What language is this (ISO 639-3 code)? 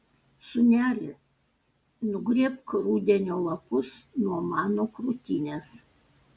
lit